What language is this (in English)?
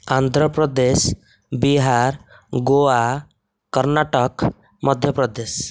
Odia